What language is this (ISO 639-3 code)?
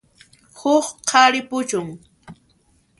qxp